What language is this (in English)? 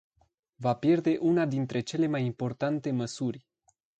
Romanian